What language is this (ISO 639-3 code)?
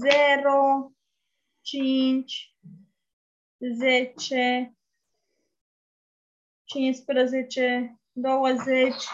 ron